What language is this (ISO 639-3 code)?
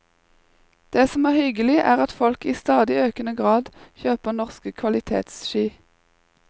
nor